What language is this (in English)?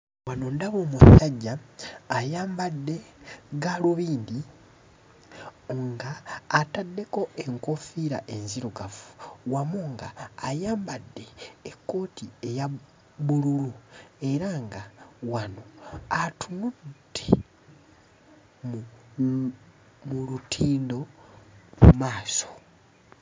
Ganda